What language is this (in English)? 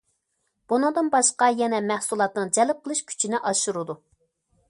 Uyghur